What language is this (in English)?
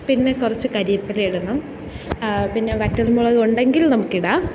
Malayalam